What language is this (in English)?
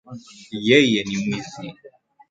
Swahili